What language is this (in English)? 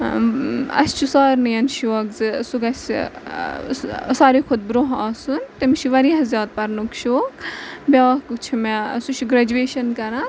Kashmiri